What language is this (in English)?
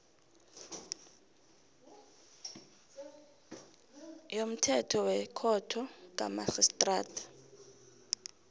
South Ndebele